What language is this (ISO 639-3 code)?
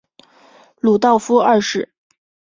zho